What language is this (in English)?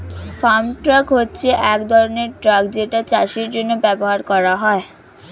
Bangla